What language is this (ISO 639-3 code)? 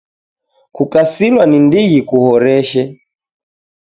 dav